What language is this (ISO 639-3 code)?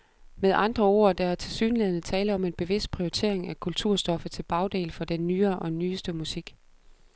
dan